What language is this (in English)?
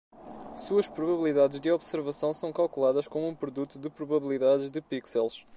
Portuguese